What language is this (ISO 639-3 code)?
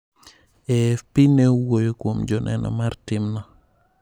luo